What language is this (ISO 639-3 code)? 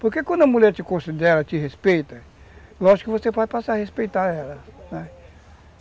por